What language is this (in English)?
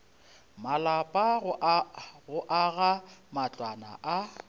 Northern Sotho